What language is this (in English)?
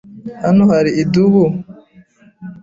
Kinyarwanda